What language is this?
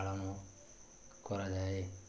Odia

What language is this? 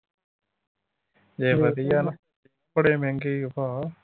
Punjabi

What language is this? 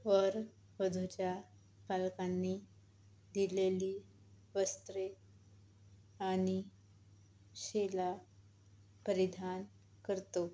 Marathi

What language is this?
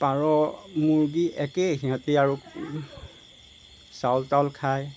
Assamese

